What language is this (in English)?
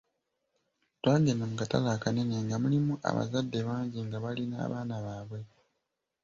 Ganda